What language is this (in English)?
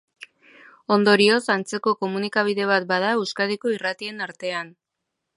Basque